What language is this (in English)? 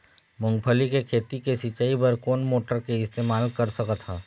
Chhattisgarhi